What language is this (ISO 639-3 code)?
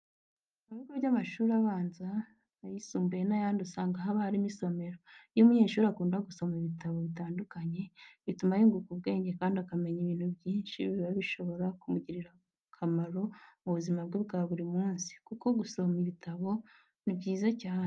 kin